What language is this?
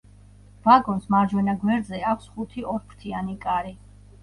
Georgian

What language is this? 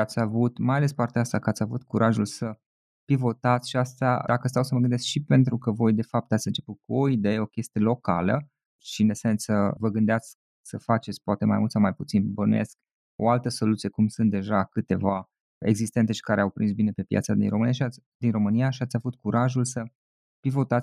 Romanian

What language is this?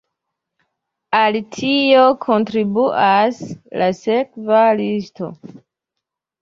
Esperanto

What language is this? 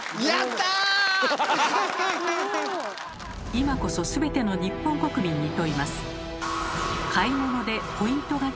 Japanese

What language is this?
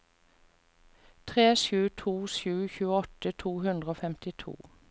Norwegian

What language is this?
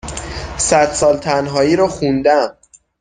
Persian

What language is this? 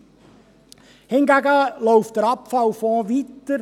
Swiss German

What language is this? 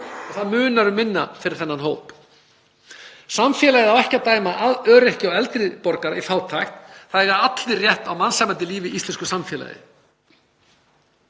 Icelandic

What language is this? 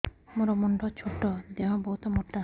Odia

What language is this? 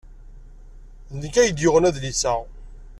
Kabyle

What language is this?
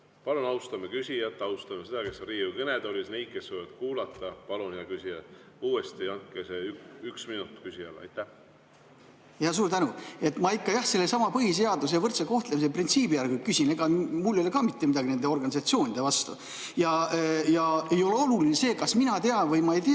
Estonian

